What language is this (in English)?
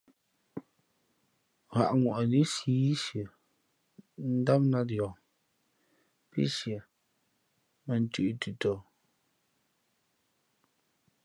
Fe'fe'